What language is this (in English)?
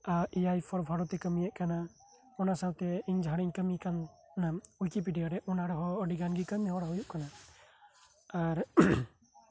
Santali